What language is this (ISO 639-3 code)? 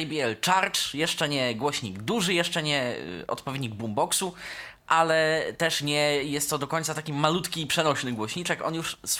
pol